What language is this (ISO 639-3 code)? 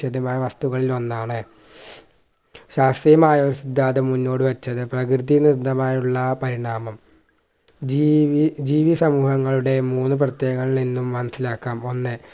mal